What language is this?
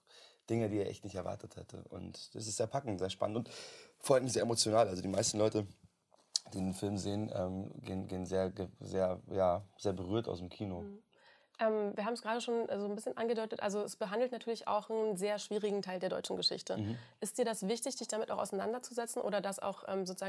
German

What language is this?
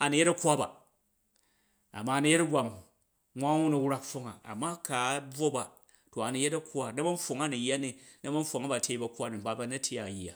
Jju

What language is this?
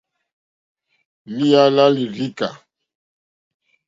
Mokpwe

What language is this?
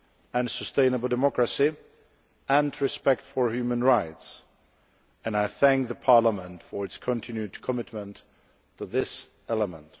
English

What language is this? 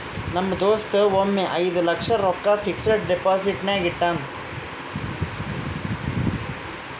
Kannada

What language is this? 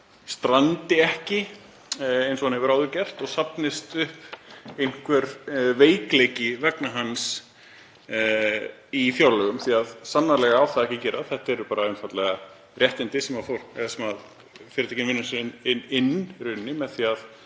Icelandic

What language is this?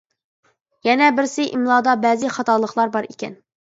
Uyghur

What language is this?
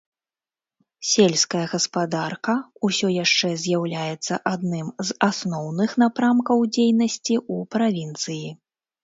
Belarusian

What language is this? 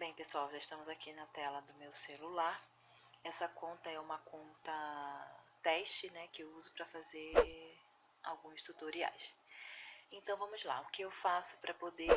Portuguese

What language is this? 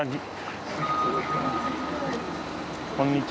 Japanese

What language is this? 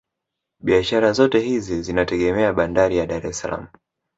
Swahili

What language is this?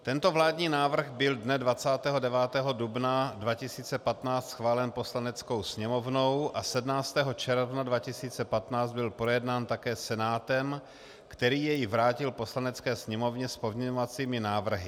Czech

